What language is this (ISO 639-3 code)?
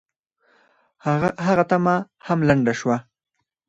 pus